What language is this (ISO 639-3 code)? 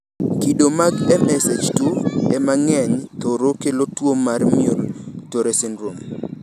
luo